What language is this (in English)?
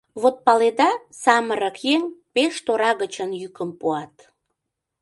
Mari